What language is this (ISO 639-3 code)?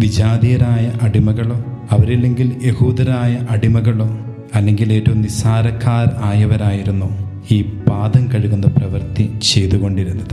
mal